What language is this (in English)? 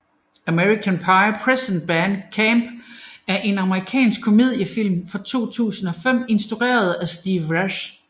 Danish